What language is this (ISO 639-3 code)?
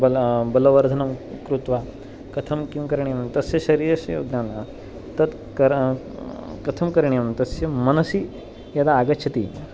san